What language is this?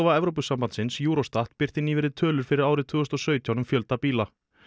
Icelandic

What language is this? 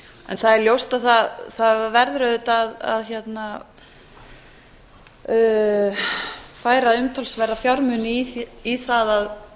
Icelandic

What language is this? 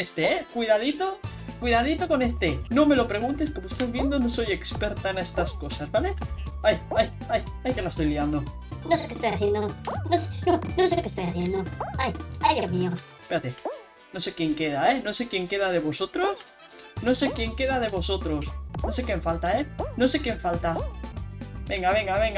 Spanish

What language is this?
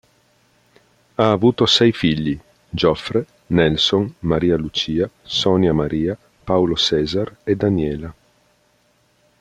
Italian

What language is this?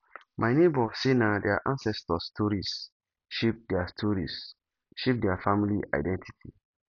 Nigerian Pidgin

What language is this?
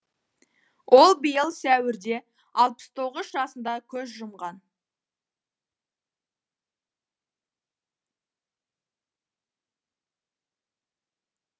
Kazakh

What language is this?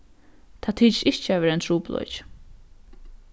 Faroese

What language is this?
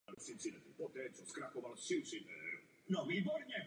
Czech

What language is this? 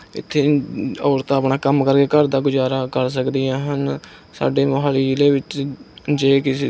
Punjabi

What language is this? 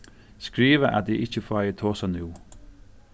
Faroese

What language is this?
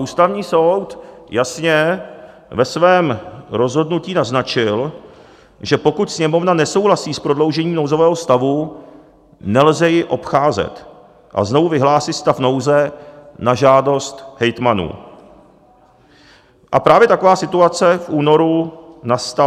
Czech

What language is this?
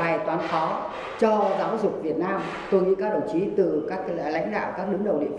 Vietnamese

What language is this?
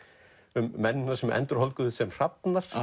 Icelandic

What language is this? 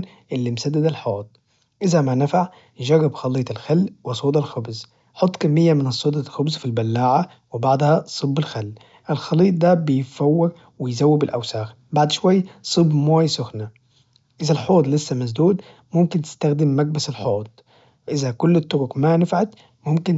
Najdi Arabic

